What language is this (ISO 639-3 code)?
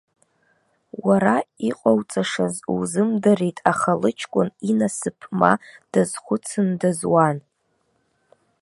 abk